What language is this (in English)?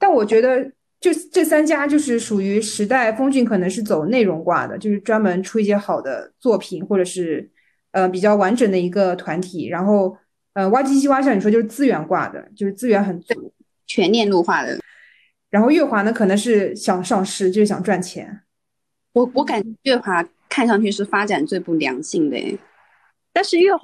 Chinese